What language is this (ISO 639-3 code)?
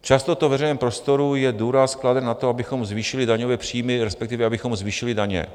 ces